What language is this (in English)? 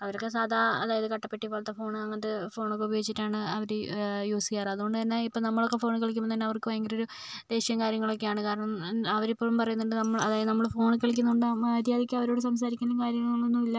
Malayalam